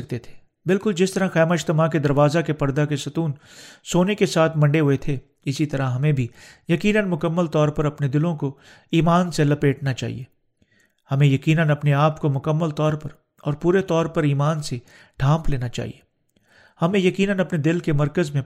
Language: Urdu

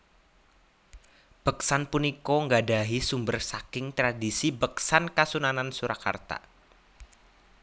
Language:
Javanese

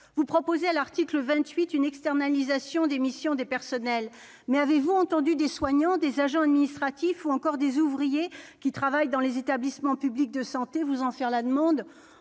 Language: French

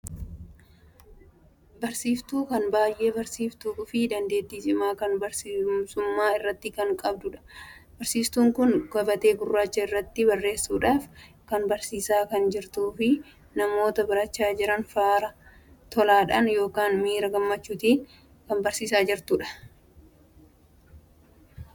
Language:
Oromo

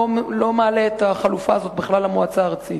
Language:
Hebrew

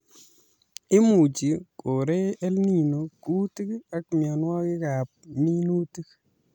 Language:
Kalenjin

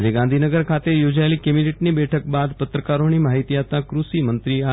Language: Gujarati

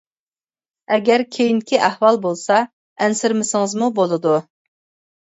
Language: Uyghur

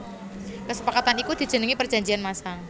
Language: Javanese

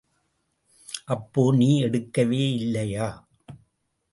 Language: Tamil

